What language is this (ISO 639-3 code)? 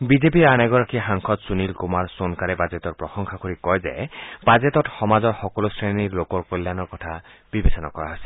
asm